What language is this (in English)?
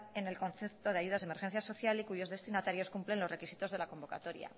Spanish